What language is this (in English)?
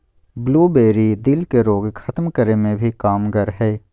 Magahi